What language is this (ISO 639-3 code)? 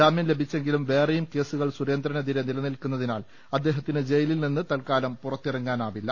mal